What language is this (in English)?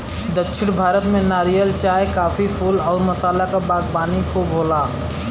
Bhojpuri